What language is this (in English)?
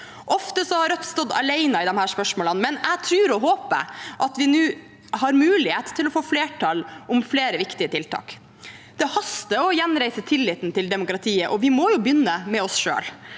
Norwegian